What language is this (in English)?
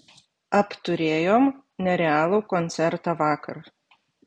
Lithuanian